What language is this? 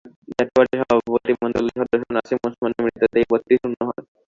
Bangla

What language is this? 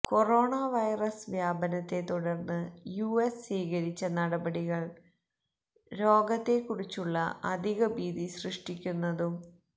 Malayalam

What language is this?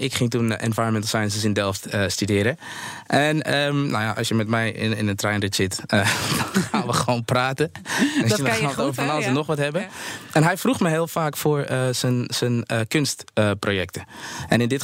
Dutch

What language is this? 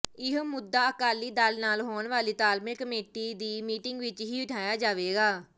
Punjabi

